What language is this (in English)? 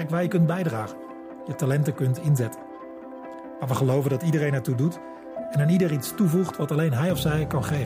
Dutch